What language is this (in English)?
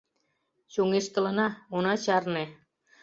Mari